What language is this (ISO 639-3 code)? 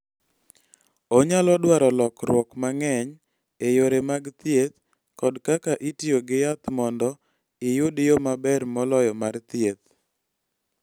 luo